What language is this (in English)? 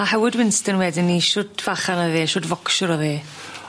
Welsh